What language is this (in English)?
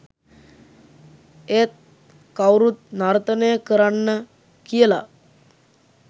Sinhala